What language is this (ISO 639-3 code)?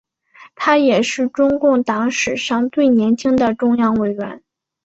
zho